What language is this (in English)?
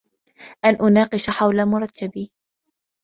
Arabic